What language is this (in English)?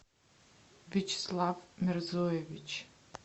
Russian